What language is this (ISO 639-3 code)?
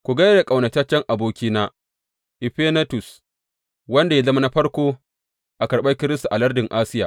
hau